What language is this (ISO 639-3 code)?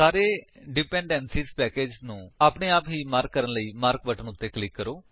pan